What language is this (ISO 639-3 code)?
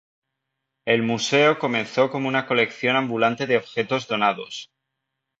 spa